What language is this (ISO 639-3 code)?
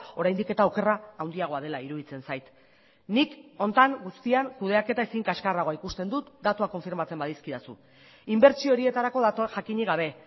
eus